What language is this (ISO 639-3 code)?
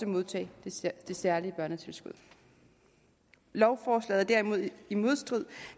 dan